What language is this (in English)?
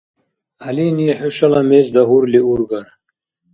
Dargwa